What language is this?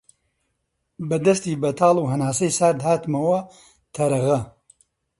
Central Kurdish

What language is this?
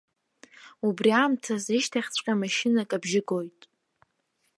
Abkhazian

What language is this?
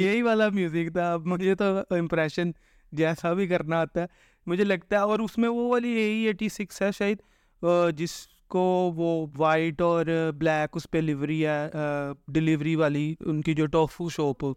Urdu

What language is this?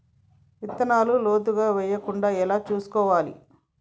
Telugu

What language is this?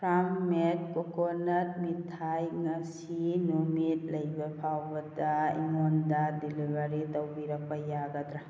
Manipuri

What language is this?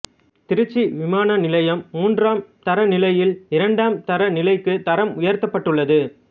Tamil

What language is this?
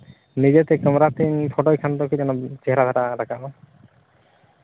Santali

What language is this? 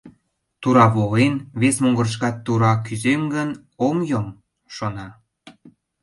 Mari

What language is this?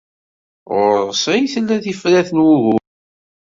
Kabyle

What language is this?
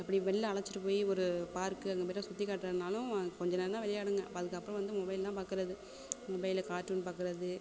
Tamil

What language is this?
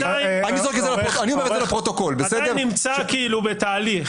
Hebrew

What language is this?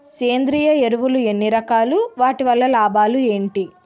Telugu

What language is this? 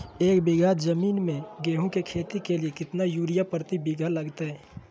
Magahi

